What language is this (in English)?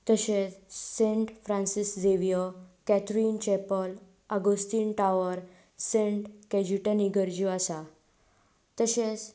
Konkani